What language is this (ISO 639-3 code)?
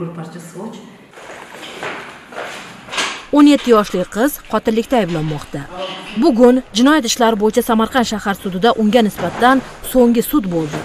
tur